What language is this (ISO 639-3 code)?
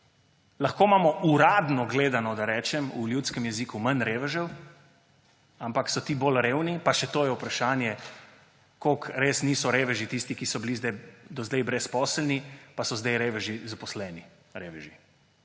slv